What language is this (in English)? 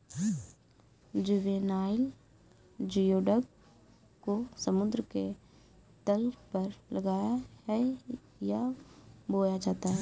Hindi